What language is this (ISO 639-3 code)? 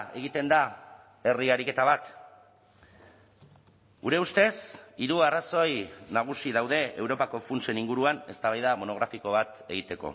eus